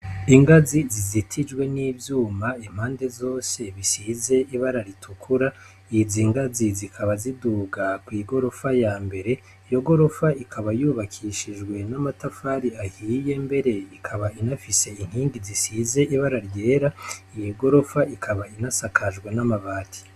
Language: Rundi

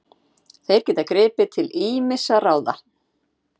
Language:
Icelandic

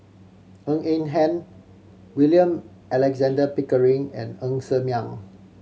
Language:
English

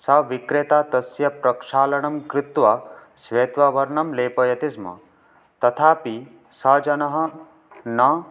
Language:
Sanskrit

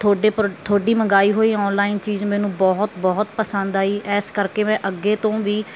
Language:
Punjabi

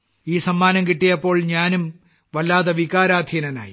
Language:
Malayalam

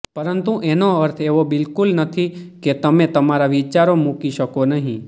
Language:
Gujarati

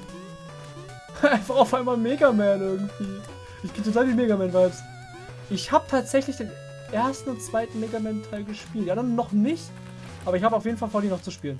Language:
German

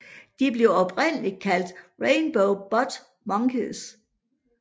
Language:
Danish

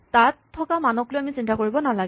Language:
Assamese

